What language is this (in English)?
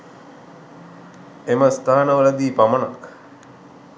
Sinhala